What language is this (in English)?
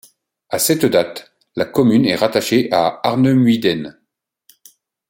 French